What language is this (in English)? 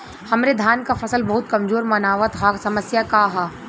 Bhojpuri